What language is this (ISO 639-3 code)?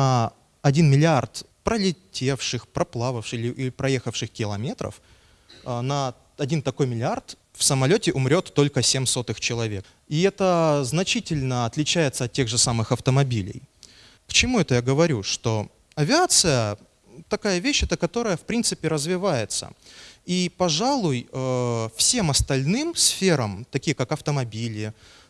rus